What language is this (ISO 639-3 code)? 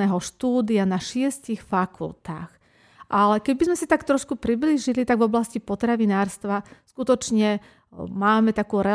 slk